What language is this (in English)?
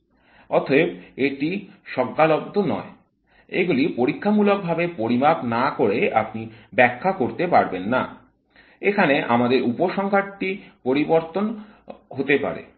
Bangla